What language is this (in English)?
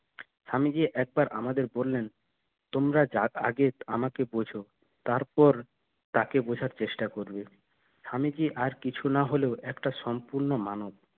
Bangla